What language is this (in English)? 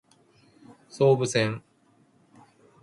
Japanese